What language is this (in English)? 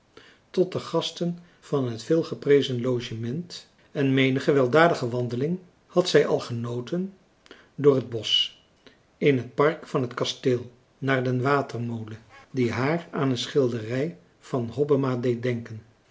Dutch